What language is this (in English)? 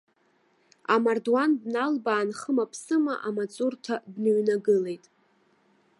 Abkhazian